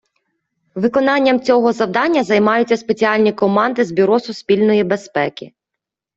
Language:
Ukrainian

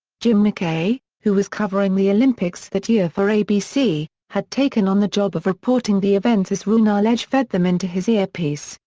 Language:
English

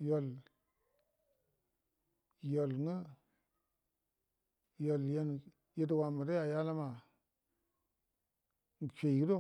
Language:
Buduma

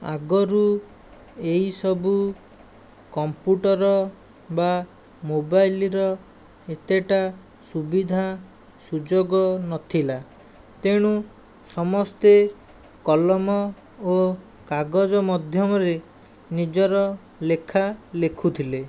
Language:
Odia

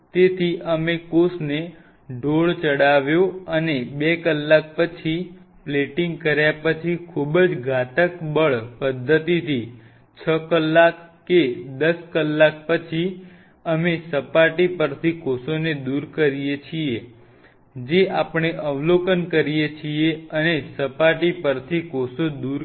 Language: Gujarati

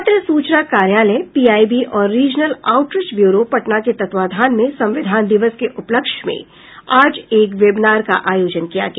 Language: Hindi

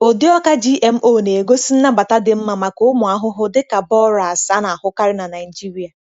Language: Igbo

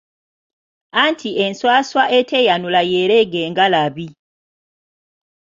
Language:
Ganda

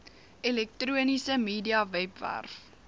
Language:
Afrikaans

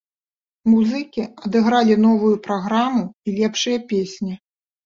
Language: Belarusian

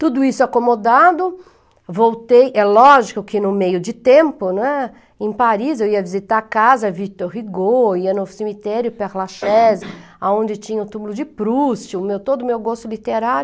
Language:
Portuguese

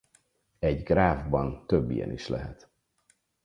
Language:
Hungarian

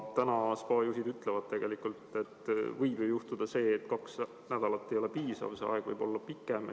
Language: Estonian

